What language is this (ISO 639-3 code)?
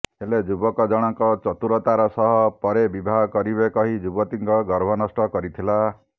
ori